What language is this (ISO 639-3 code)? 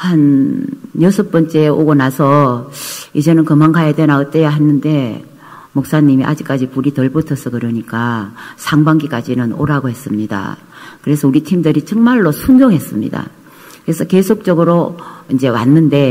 kor